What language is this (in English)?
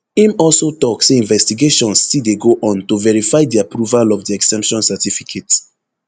Nigerian Pidgin